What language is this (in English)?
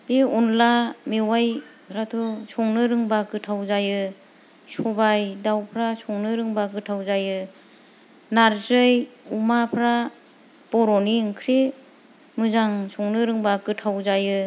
Bodo